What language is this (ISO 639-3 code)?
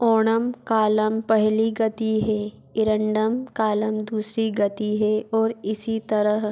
hin